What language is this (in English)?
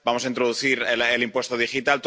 Spanish